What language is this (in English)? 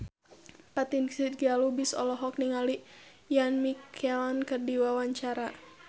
Sundanese